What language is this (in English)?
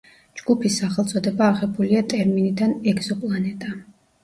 Georgian